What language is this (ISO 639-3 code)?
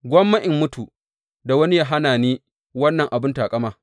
hau